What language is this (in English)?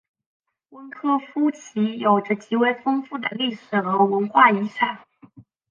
Chinese